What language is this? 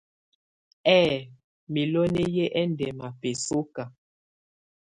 Tunen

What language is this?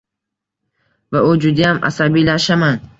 Uzbek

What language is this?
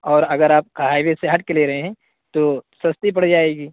Urdu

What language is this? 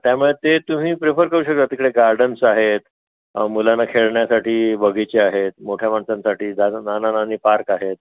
Marathi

